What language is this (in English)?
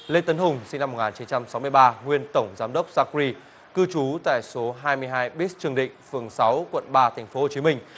Vietnamese